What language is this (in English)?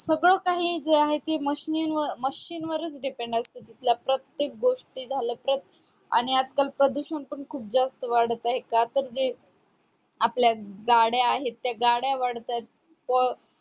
Marathi